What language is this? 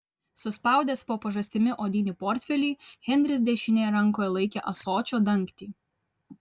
Lithuanian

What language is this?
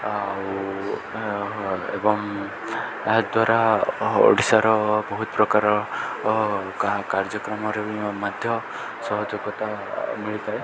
Odia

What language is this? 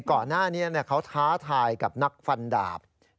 Thai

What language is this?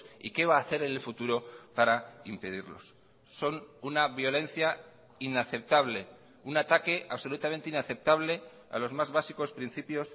Spanish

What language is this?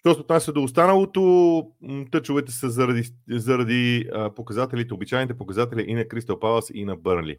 Bulgarian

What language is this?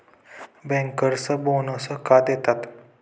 Marathi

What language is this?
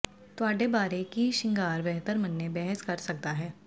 Punjabi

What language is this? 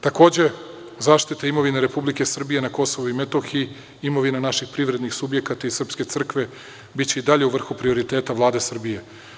Serbian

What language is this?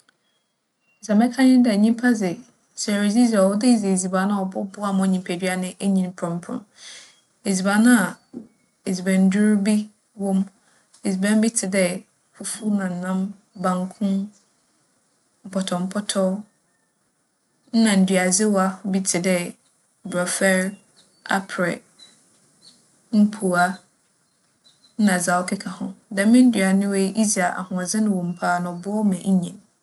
Akan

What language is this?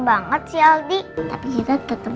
Indonesian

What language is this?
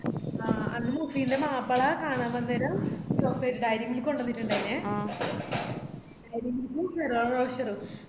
Malayalam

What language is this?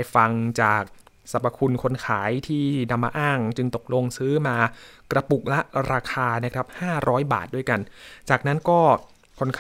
Thai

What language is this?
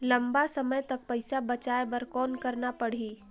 Chhattisgarhi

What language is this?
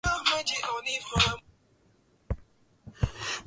Swahili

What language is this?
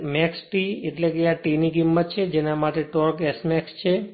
Gujarati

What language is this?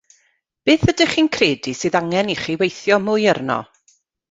Welsh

